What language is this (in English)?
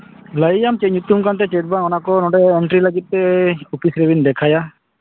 Santali